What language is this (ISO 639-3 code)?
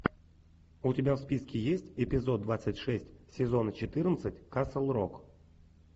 rus